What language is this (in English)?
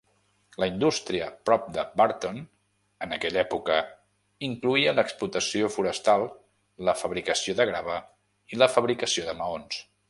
Catalan